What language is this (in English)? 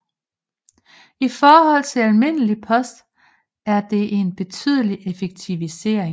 Danish